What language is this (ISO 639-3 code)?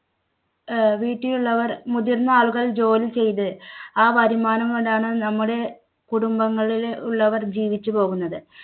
mal